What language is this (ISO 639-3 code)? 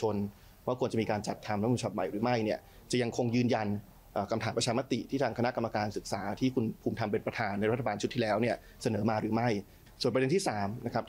tha